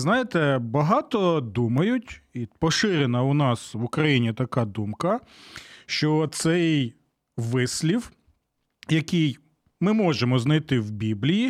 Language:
Ukrainian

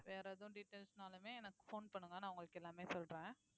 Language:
Tamil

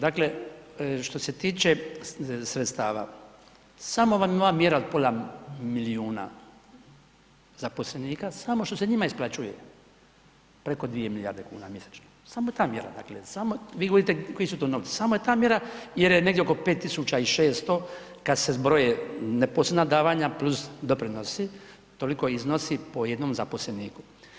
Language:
Croatian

